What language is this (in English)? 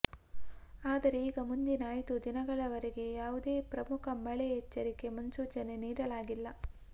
Kannada